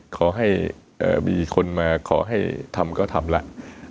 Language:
Thai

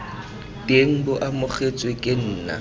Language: Tswana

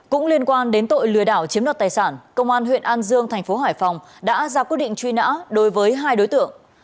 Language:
Vietnamese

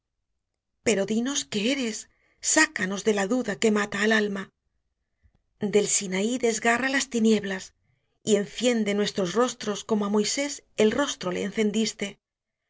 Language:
Spanish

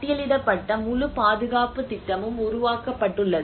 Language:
Tamil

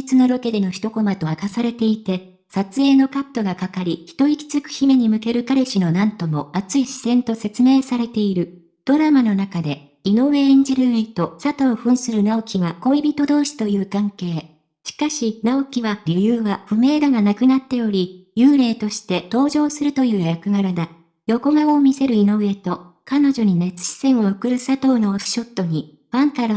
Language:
Japanese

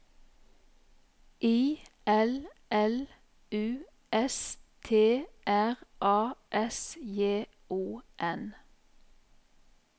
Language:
Norwegian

